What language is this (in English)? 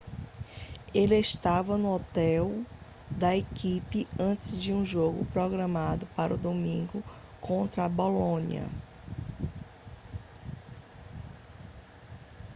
Portuguese